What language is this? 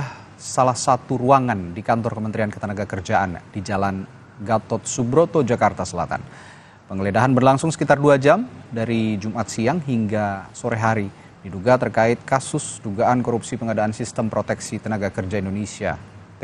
Indonesian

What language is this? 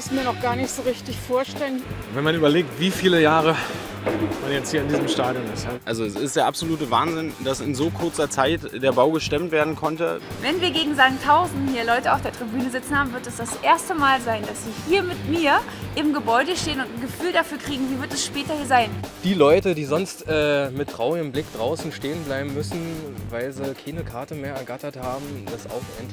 German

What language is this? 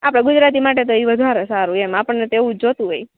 Gujarati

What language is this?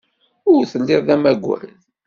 Kabyle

